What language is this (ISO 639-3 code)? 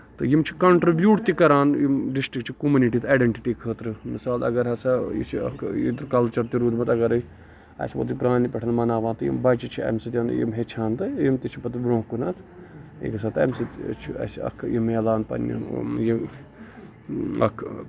kas